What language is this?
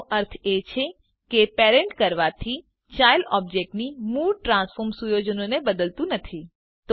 Gujarati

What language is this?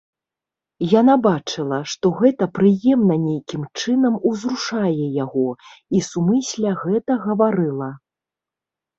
Belarusian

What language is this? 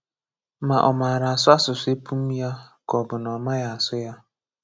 Igbo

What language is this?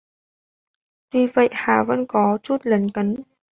Vietnamese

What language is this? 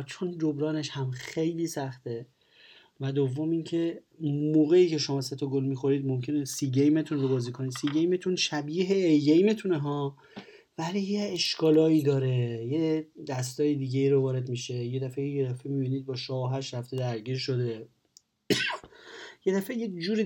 Persian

